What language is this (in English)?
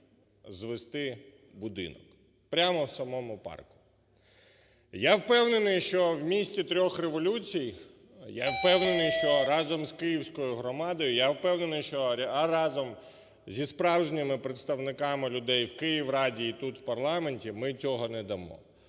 Ukrainian